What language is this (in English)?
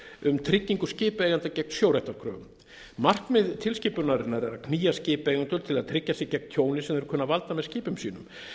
Icelandic